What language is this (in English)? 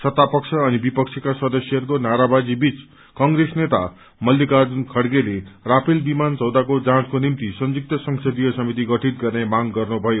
Nepali